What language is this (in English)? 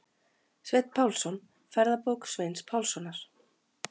Icelandic